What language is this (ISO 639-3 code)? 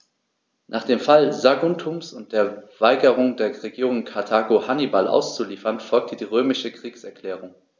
deu